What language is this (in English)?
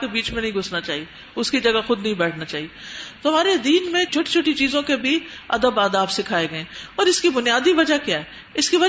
Urdu